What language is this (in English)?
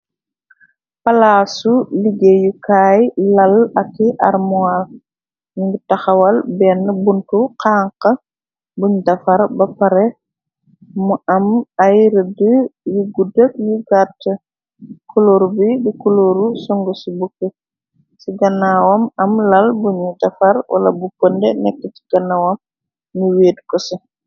Wolof